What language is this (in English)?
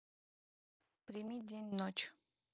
Russian